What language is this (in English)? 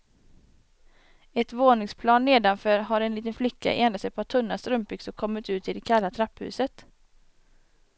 Swedish